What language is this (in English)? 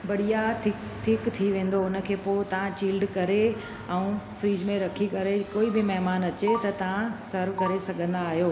Sindhi